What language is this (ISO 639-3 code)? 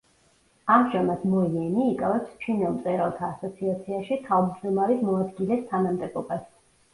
kat